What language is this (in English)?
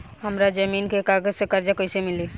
Bhojpuri